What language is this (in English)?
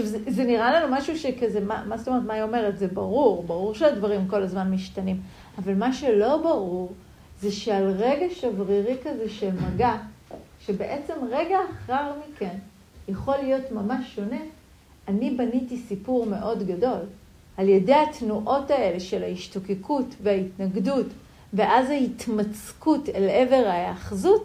Hebrew